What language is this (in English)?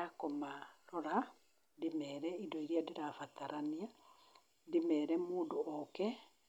Kikuyu